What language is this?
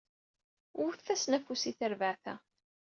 Kabyle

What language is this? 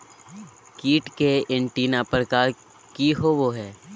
Magahi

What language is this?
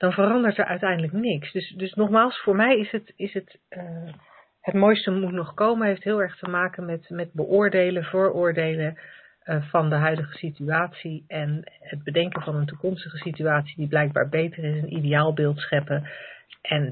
Dutch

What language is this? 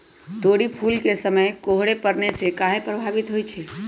Magahi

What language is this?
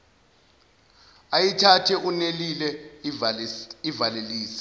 Zulu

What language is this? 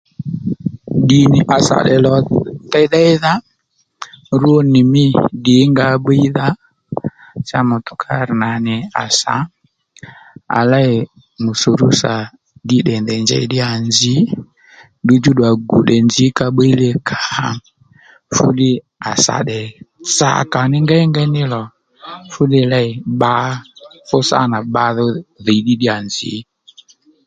Lendu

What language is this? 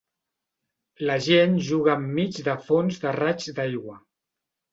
Catalan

